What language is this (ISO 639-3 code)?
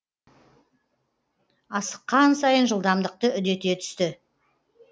kaz